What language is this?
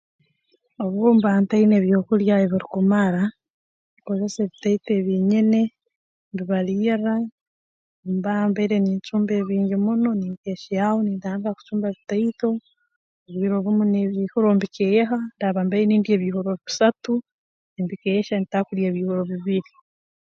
Tooro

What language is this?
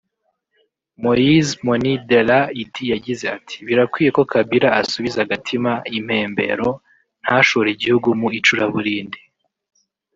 Kinyarwanda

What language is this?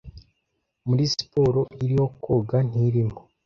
Kinyarwanda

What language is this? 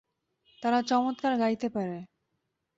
Bangla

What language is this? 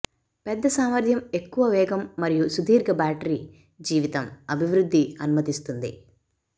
Telugu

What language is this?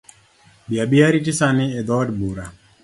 Luo (Kenya and Tanzania)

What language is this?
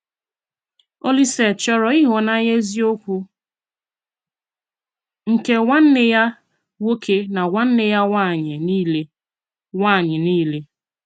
Igbo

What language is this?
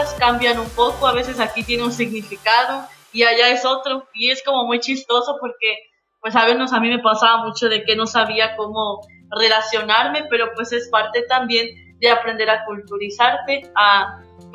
Spanish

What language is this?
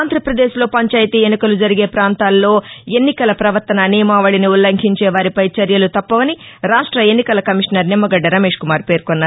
Telugu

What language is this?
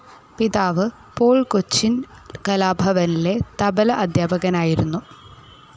Malayalam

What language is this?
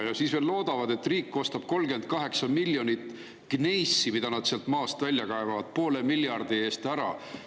Estonian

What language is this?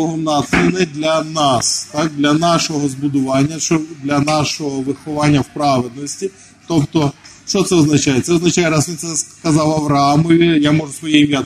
Ukrainian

